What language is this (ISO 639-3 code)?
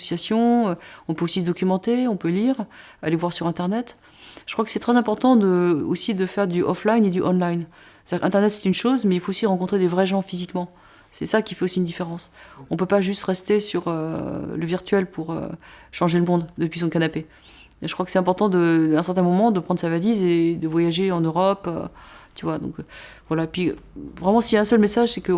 fra